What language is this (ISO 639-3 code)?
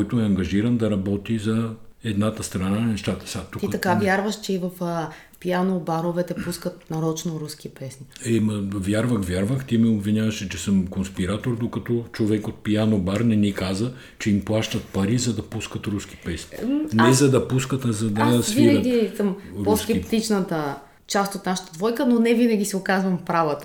bul